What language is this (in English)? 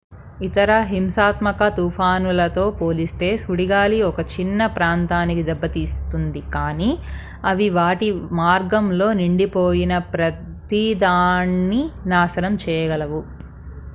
Telugu